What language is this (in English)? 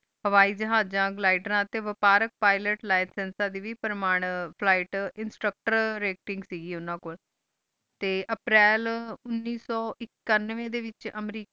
Punjabi